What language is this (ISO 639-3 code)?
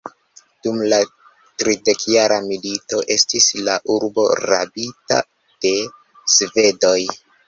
epo